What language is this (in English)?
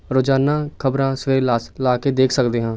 Punjabi